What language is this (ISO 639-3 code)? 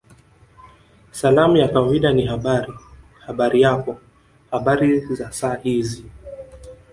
swa